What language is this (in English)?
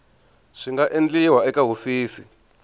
Tsonga